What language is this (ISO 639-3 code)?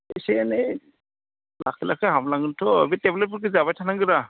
brx